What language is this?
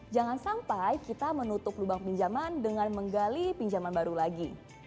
Indonesian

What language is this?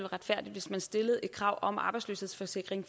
Danish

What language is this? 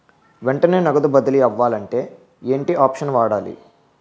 Telugu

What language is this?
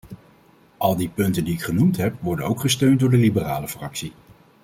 Dutch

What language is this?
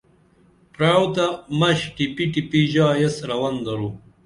Dameli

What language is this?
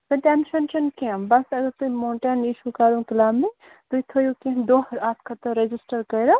Kashmiri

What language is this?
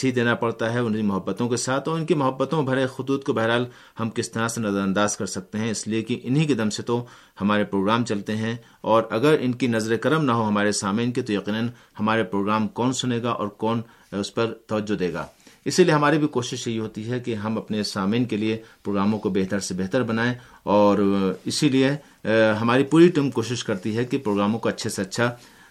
Urdu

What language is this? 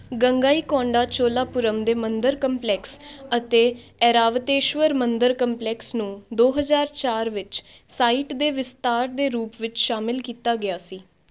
Punjabi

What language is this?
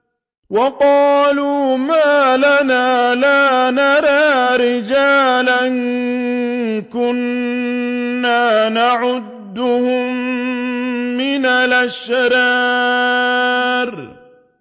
Arabic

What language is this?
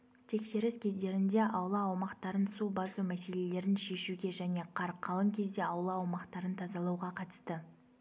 Kazakh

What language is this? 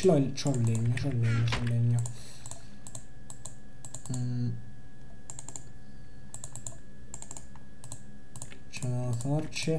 Italian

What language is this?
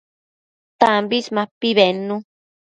Matsés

